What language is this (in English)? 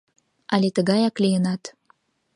Mari